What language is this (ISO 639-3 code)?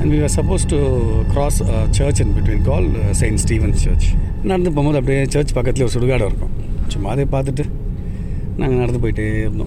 tam